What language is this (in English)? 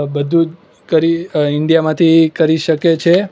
Gujarati